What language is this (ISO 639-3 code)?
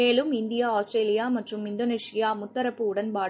tam